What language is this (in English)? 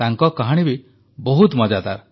Odia